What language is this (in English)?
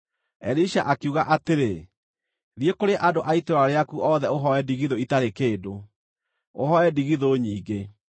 Kikuyu